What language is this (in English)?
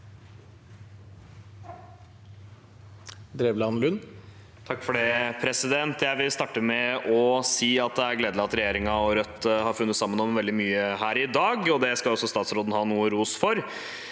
Norwegian